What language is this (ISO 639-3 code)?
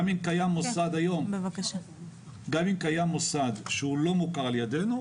heb